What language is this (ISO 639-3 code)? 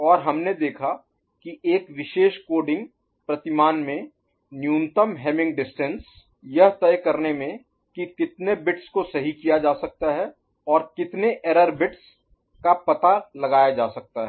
hin